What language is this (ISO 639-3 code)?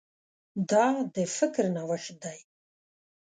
pus